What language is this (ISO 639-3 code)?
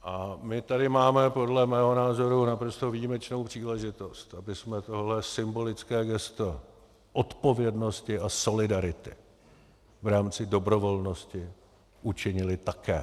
ces